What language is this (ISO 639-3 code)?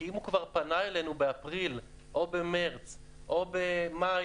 heb